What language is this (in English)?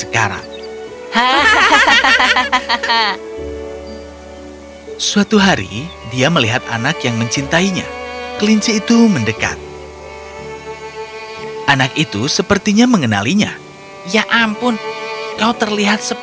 Indonesian